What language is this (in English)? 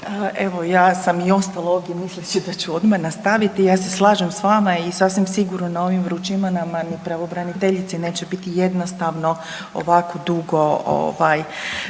Croatian